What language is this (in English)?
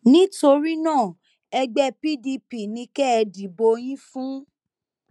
Yoruba